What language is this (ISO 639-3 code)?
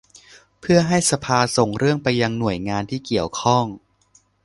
tha